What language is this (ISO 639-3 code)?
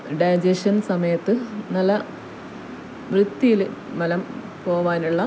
mal